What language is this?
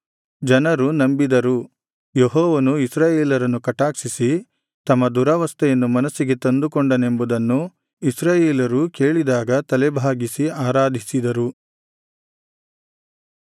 Kannada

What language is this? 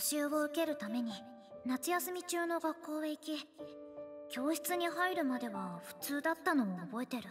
Japanese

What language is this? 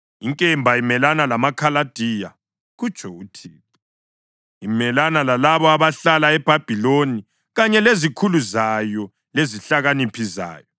North Ndebele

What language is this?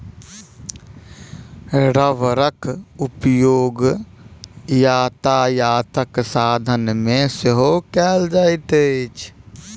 Maithili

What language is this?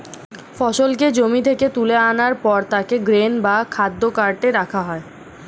Bangla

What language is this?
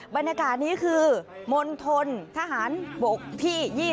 Thai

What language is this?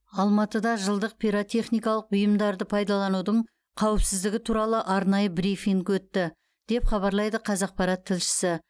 Kazakh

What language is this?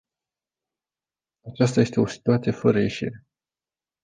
Romanian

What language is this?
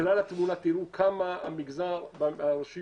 Hebrew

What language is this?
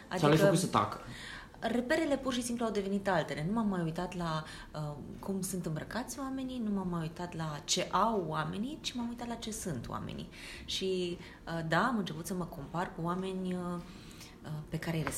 Romanian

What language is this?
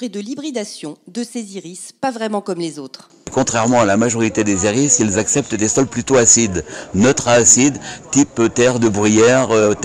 French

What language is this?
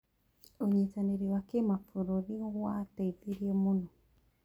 Kikuyu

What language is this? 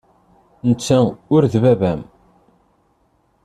Kabyle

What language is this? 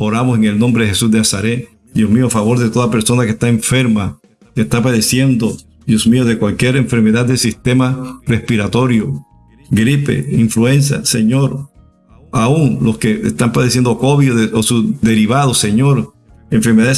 Spanish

